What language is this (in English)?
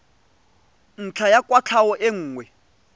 Tswana